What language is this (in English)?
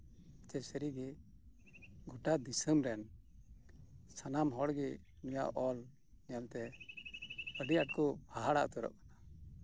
Santali